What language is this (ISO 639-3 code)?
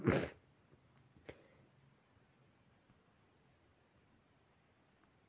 hne